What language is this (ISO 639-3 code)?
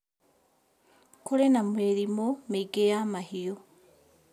kik